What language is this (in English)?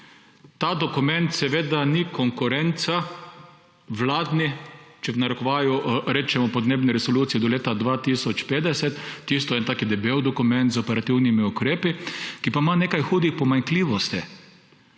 Slovenian